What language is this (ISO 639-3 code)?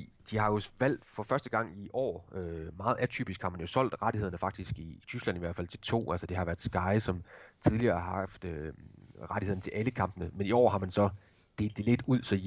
dan